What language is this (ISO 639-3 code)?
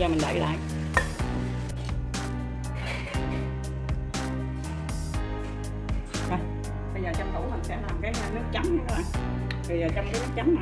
vie